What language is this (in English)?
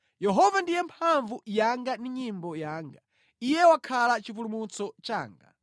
Nyanja